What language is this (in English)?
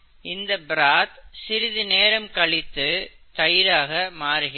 Tamil